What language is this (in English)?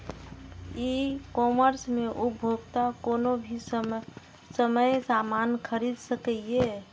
Maithili